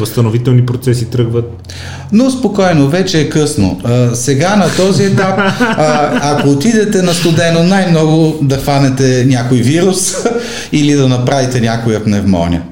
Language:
Bulgarian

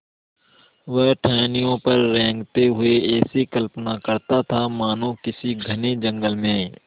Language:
Hindi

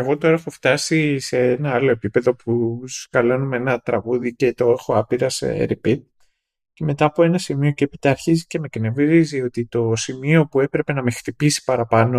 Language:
Greek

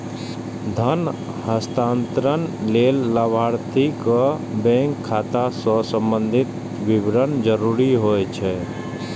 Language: Maithili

